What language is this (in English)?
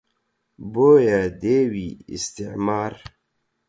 Central Kurdish